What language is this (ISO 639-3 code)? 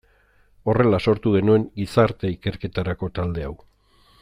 eus